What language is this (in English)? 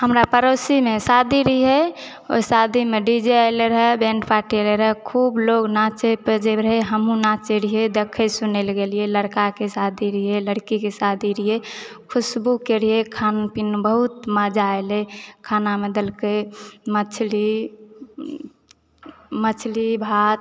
Maithili